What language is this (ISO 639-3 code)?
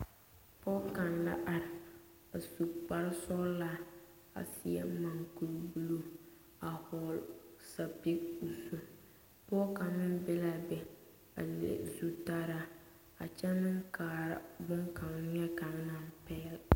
dga